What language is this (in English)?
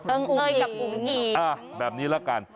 Thai